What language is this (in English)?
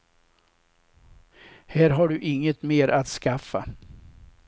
Swedish